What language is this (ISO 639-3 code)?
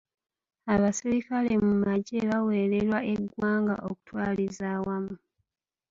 lug